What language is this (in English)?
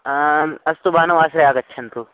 Sanskrit